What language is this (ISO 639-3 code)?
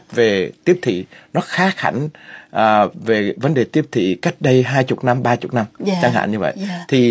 vie